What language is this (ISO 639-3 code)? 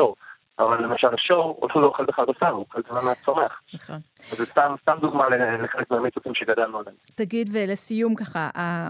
heb